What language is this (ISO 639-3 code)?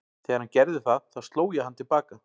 isl